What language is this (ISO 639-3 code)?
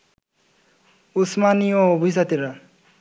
ben